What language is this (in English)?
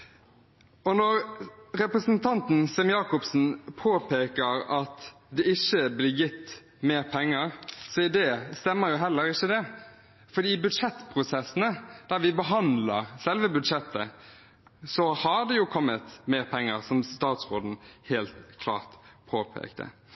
Norwegian Bokmål